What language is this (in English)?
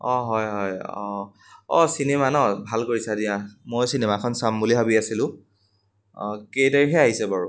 Assamese